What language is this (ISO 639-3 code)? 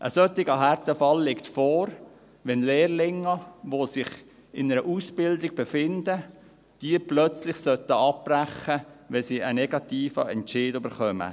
gsw